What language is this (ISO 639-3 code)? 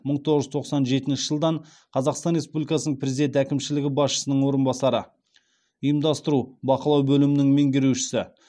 kaz